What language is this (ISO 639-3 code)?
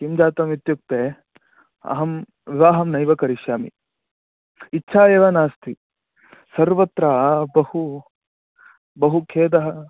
san